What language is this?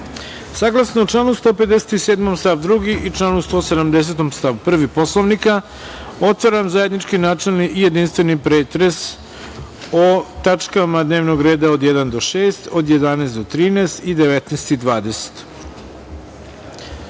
Serbian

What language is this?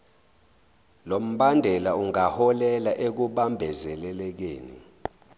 Zulu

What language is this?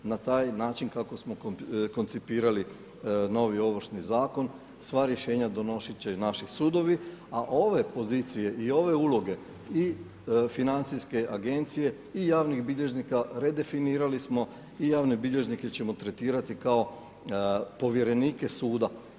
Croatian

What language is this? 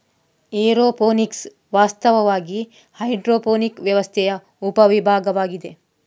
Kannada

